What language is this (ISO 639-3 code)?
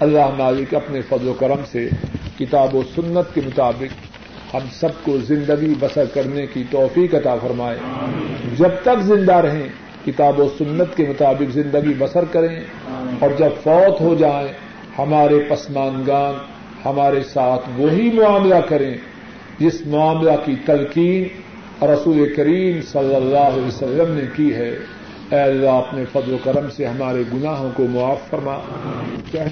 urd